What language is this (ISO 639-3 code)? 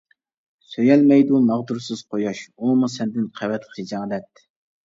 uig